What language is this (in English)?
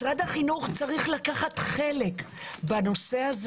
Hebrew